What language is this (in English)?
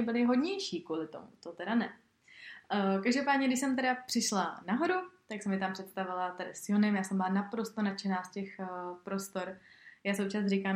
Czech